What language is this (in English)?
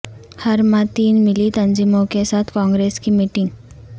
Urdu